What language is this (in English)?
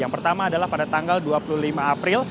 Indonesian